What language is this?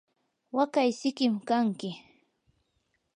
Yanahuanca Pasco Quechua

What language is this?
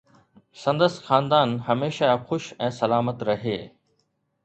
Sindhi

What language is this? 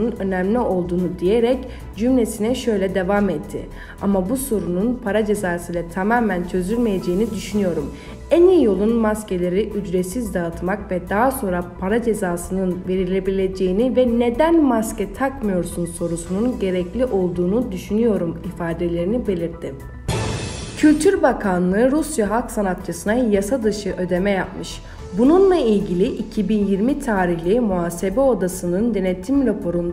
Turkish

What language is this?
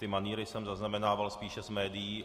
Czech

